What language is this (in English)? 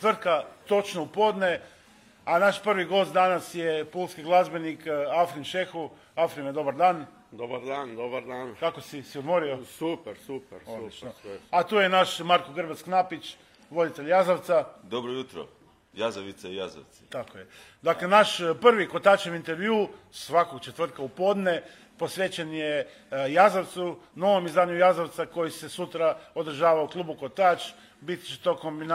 Croatian